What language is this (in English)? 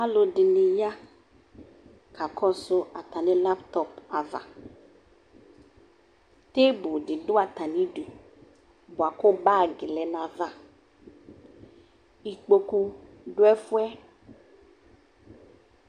Ikposo